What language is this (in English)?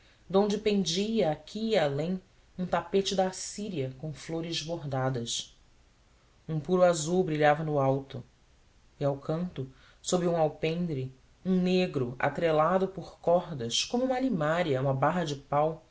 Portuguese